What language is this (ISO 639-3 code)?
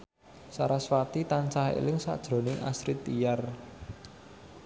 jav